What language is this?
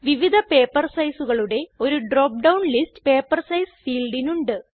Malayalam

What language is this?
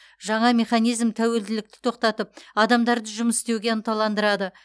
Kazakh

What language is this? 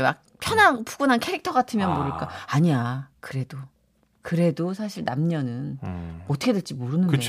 Korean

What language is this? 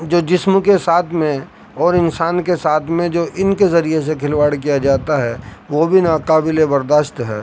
Urdu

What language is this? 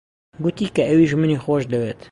Central Kurdish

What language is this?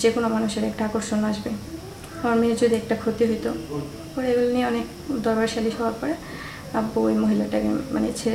Romanian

